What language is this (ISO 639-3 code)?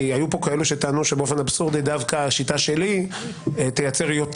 heb